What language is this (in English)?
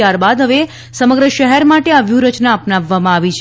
Gujarati